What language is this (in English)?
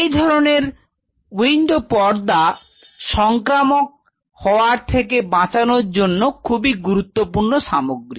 Bangla